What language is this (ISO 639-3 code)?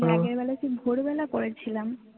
ben